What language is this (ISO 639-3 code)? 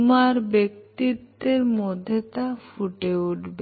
ben